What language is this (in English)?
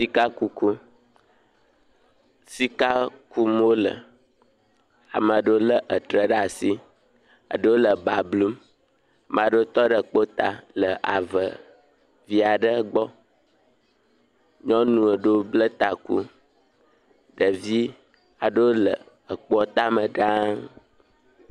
Ewe